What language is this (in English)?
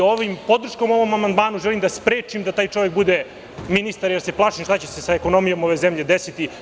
Serbian